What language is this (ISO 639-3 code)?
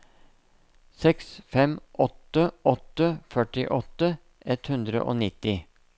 nor